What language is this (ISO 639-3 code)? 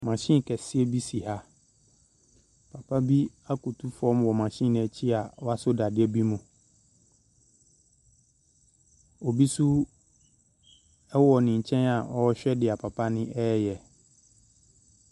aka